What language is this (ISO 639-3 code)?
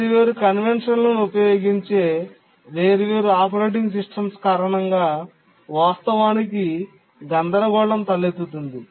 tel